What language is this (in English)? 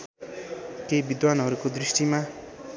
Nepali